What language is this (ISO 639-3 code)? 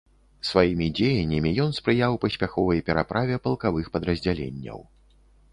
bel